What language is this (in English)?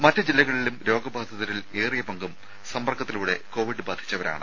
Malayalam